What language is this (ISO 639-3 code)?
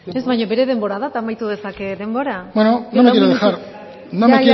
eus